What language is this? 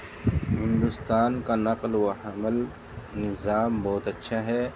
Urdu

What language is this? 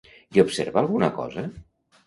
Catalan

